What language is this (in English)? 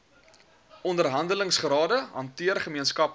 Afrikaans